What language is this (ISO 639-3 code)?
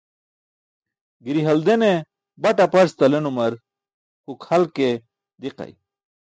bsk